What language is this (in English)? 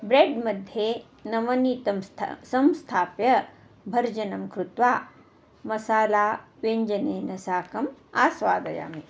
Sanskrit